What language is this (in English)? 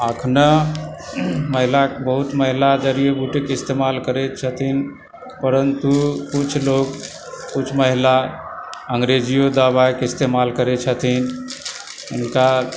Maithili